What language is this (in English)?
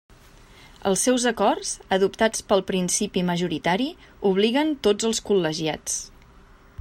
Catalan